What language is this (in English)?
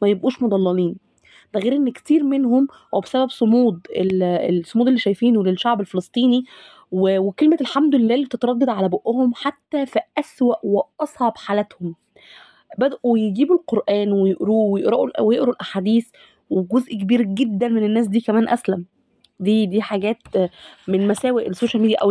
Arabic